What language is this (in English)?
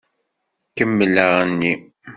Kabyle